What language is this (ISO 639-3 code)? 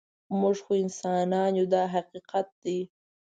pus